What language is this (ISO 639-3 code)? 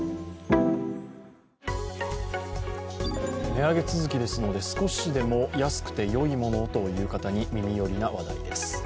jpn